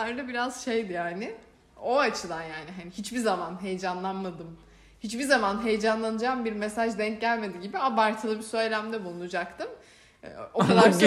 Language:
Turkish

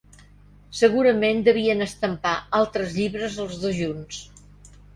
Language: Catalan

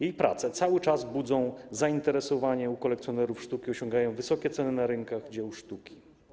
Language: Polish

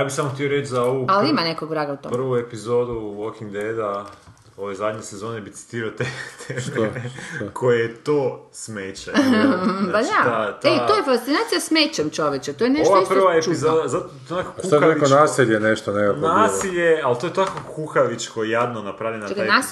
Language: Croatian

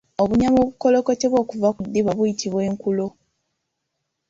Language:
Ganda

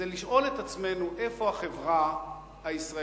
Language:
Hebrew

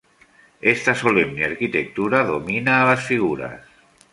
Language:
Spanish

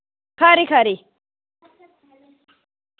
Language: Dogri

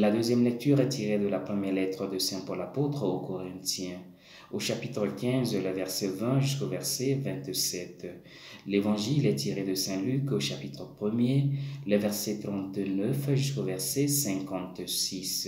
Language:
French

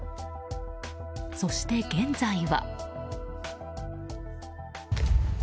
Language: Japanese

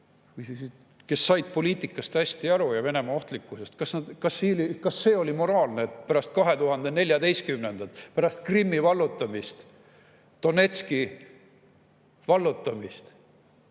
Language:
Estonian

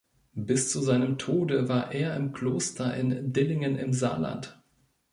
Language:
German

